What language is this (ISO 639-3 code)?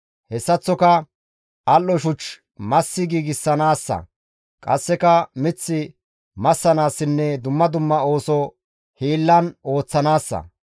gmv